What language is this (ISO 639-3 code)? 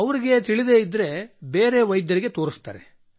kan